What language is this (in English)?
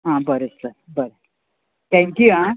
Konkani